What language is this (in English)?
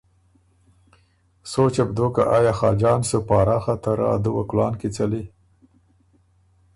Ormuri